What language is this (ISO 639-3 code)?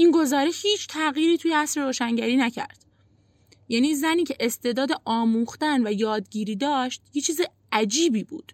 fas